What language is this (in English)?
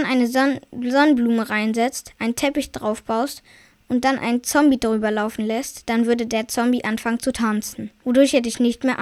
German